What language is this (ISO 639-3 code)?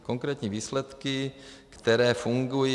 ces